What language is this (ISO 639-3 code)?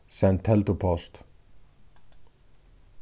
fao